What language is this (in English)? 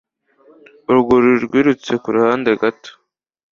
Kinyarwanda